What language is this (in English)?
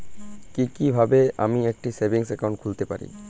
Bangla